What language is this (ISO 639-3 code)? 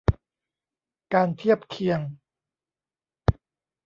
tha